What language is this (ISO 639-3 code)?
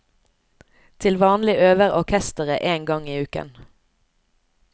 nor